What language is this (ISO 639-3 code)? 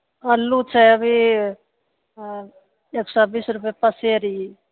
mai